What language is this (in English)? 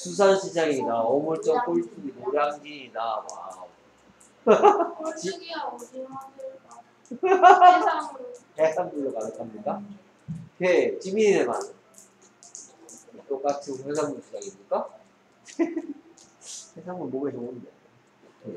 Korean